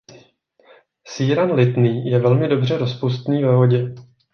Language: Czech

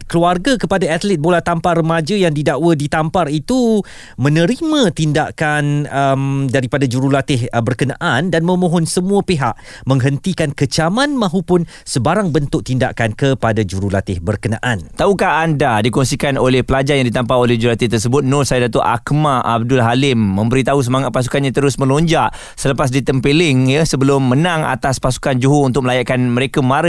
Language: Malay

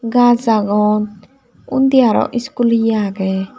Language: Chakma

